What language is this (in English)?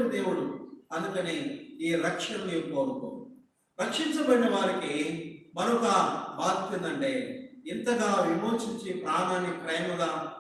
Telugu